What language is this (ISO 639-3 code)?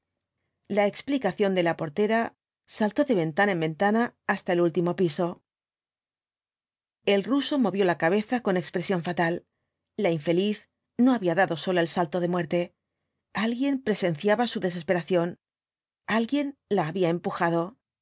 spa